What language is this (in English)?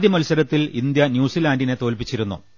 Malayalam